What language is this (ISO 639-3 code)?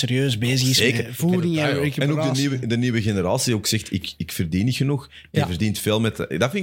nld